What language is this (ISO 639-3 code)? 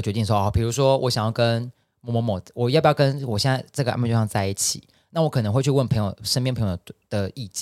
zho